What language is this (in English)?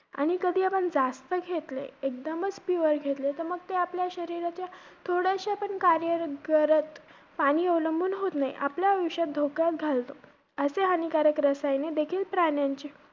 Marathi